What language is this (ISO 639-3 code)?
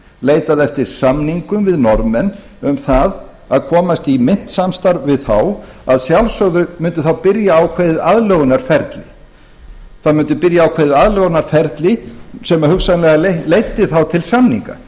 isl